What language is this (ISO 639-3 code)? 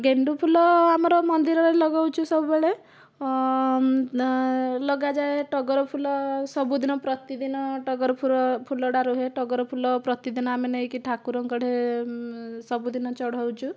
ori